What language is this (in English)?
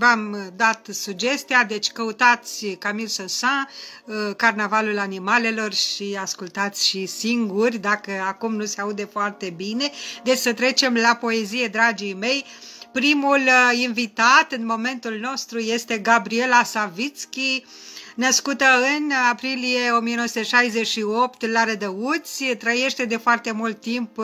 Romanian